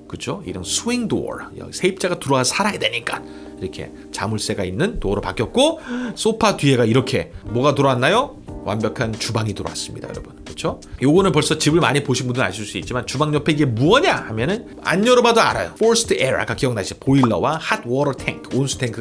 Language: Korean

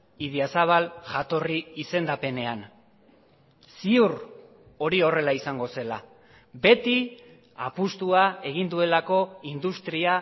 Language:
Basque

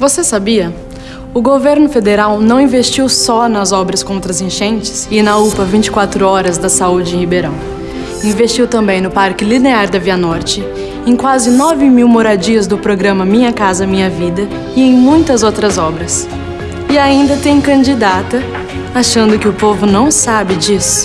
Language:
Portuguese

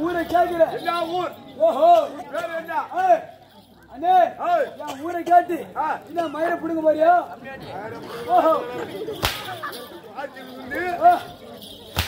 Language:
Tamil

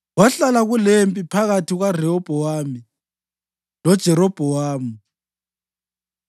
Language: North Ndebele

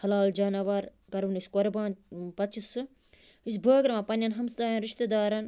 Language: Kashmiri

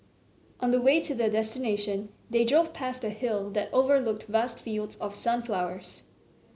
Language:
English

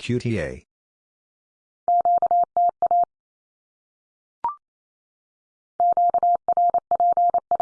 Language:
English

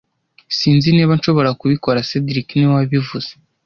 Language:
Kinyarwanda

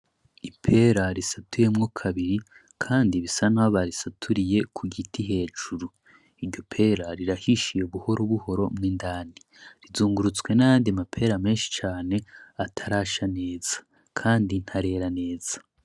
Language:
Rundi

